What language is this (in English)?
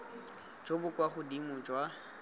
Tswana